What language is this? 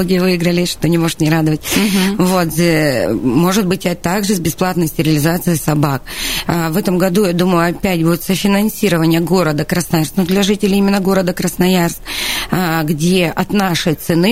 Russian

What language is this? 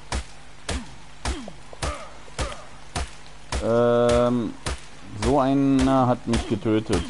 German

